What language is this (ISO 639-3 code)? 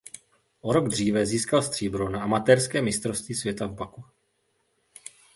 ces